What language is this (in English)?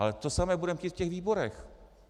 Czech